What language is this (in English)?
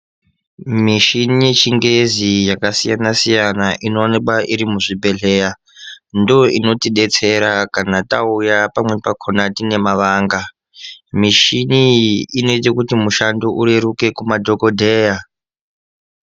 Ndau